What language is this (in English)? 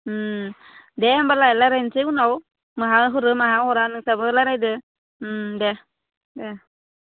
Bodo